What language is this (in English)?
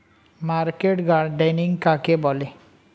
Bangla